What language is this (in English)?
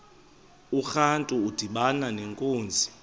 Xhosa